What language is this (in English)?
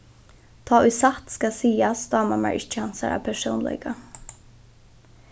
Faroese